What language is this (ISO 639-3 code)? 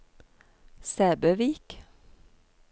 nor